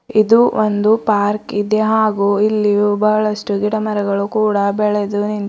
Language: Kannada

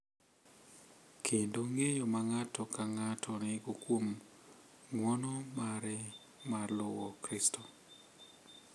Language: Luo (Kenya and Tanzania)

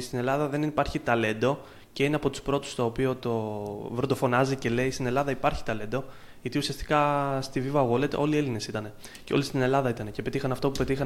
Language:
Greek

